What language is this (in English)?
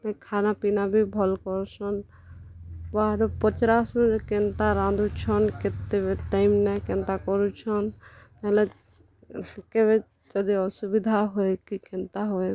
Odia